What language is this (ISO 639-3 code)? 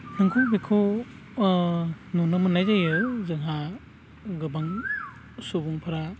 brx